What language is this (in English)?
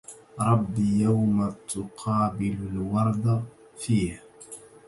Arabic